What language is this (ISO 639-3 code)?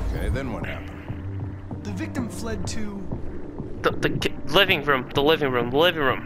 eng